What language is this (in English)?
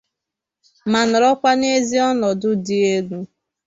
Igbo